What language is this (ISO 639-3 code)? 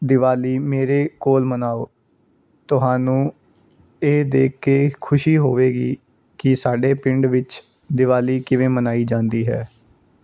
pan